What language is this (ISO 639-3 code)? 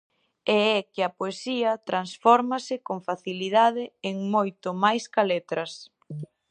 glg